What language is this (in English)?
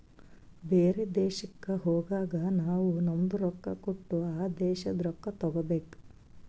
Kannada